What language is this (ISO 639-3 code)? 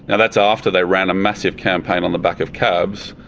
eng